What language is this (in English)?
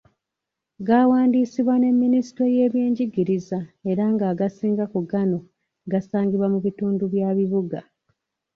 Ganda